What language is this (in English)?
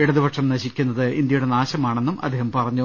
Malayalam